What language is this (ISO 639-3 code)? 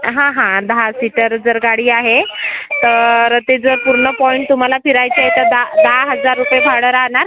mar